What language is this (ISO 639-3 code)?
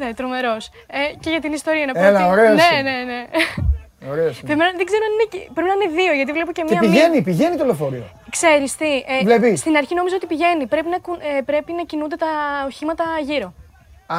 ell